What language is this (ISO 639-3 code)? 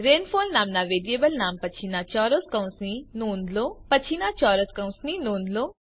guj